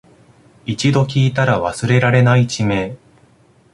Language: Japanese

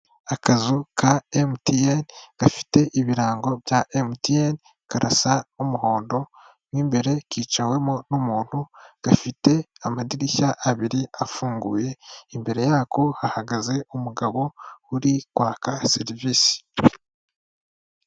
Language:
Kinyarwanda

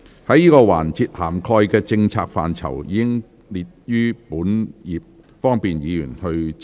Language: Cantonese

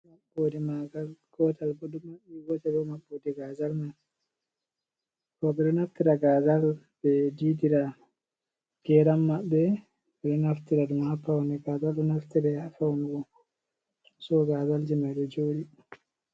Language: Fula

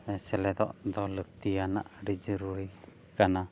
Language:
Santali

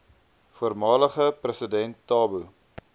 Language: Afrikaans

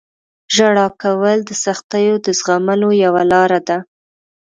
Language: Pashto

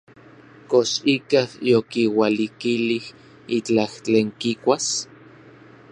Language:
Orizaba Nahuatl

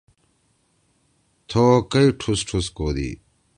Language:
Torwali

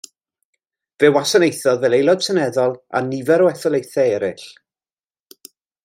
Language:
Welsh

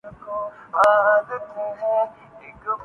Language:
Urdu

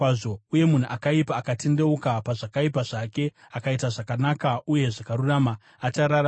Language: Shona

